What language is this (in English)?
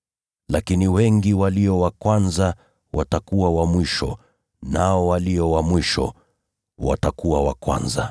Swahili